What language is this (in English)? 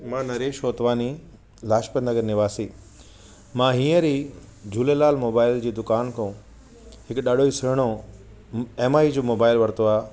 Sindhi